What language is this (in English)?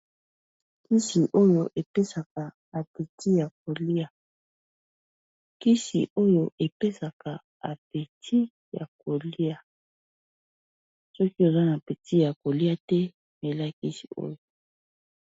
Lingala